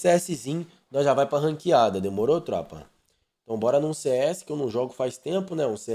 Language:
Portuguese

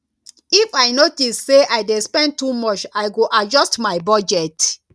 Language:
Nigerian Pidgin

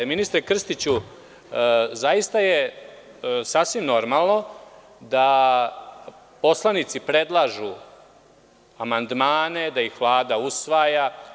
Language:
Serbian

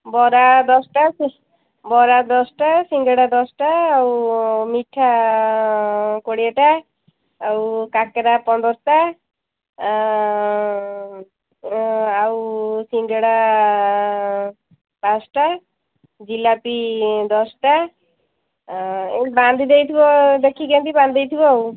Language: Odia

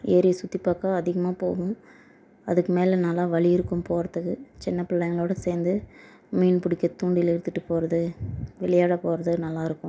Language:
Tamil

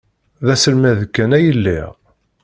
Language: Kabyle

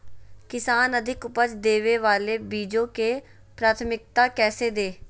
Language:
Magahi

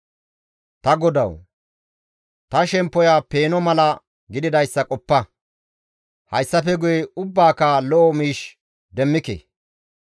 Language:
Gamo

